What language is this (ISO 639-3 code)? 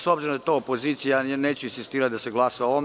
srp